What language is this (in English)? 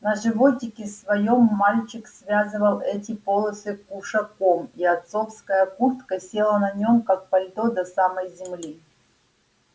Russian